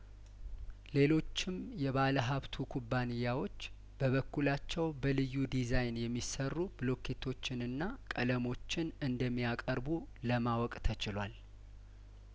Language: Amharic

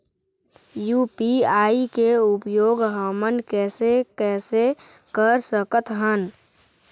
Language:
Chhattisgarhi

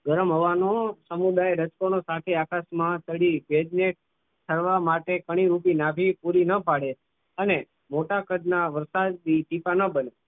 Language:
Gujarati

